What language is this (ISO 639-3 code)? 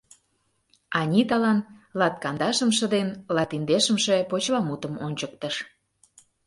chm